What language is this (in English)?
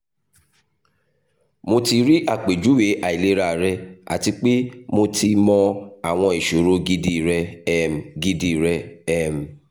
Yoruba